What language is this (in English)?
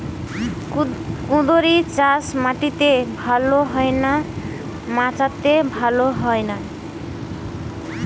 Bangla